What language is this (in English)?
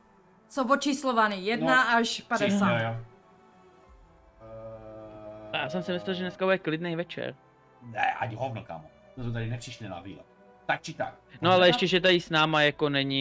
Czech